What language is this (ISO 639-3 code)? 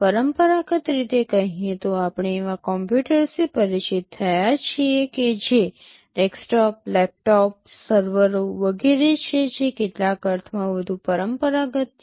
guj